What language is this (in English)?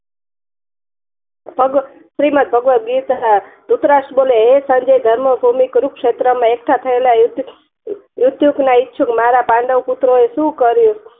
Gujarati